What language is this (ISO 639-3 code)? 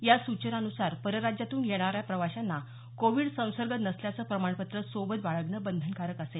mar